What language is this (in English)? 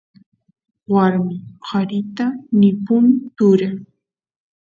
Santiago del Estero Quichua